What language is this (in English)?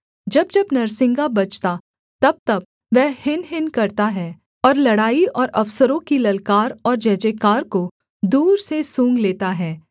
Hindi